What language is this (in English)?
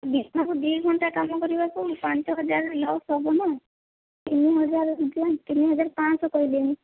Odia